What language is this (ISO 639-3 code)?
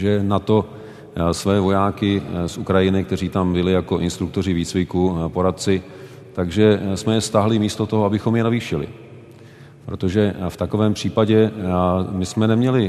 ces